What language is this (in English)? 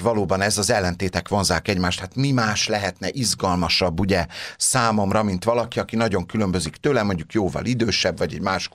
Hungarian